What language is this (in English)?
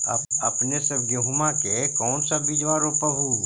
Magahi